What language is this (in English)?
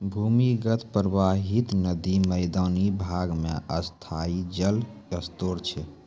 Maithili